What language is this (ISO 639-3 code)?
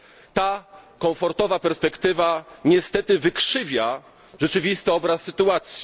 pol